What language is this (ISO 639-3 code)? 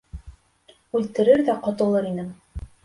bak